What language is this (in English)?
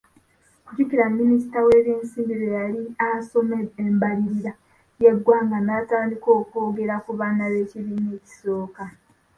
Ganda